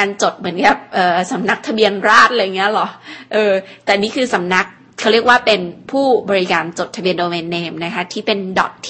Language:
Thai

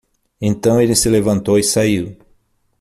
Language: Portuguese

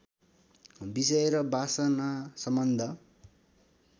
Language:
Nepali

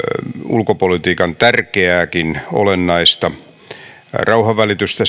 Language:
Finnish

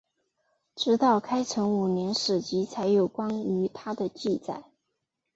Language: Chinese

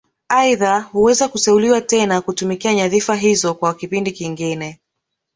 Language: Swahili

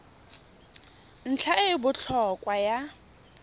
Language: Tswana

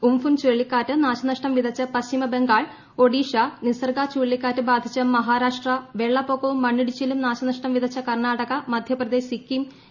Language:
Malayalam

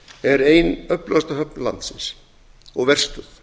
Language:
Icelandic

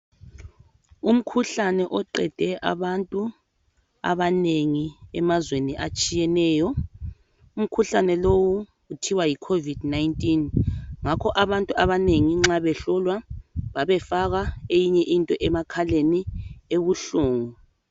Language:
North Ndebele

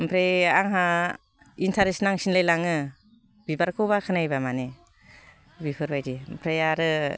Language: Bodo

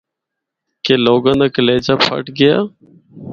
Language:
Northern Hindko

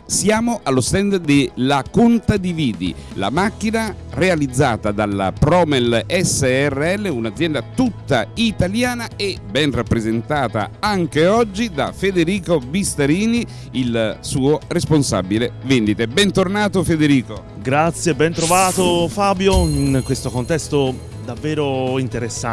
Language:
Italian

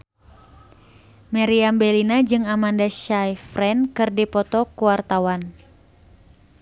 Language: Sundanese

